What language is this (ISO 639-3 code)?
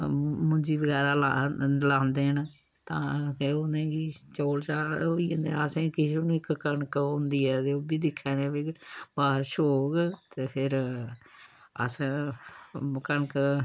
doi